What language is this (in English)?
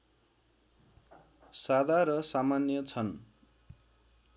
Nepali